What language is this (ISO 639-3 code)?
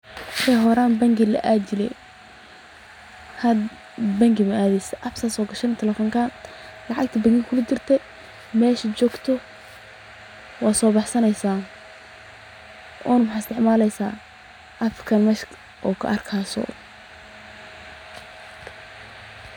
som